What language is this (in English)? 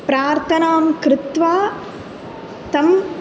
Sanskrit